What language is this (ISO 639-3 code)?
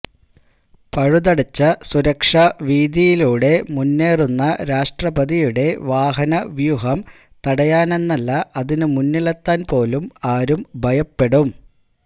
mal